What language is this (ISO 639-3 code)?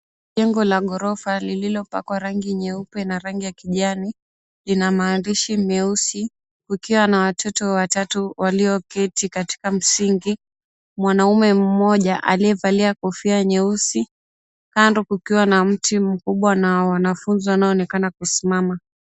swa